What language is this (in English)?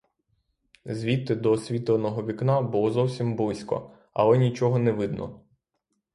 Ukrainian